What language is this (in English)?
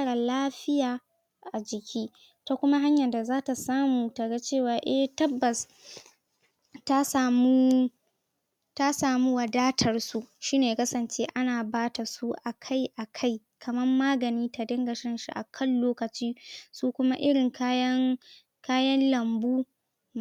Hausa